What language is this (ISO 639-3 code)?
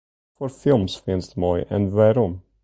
fry